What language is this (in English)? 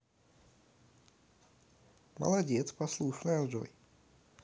Russian